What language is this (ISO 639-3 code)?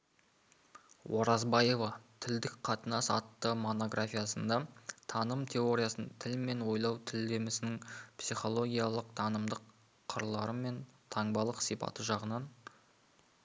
kaz